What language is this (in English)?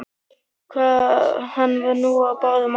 Icelandic